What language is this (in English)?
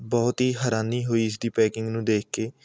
Punjabi